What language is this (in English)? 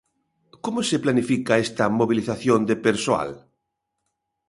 Galician